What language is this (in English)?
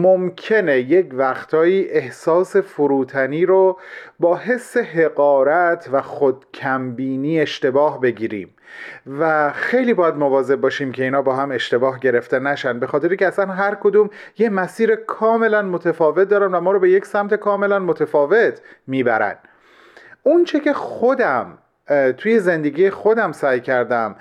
Persian